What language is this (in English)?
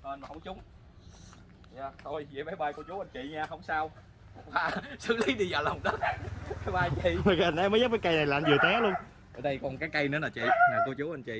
Vietnamese